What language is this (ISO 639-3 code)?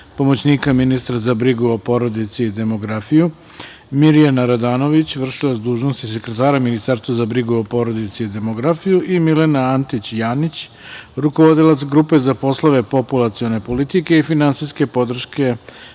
srp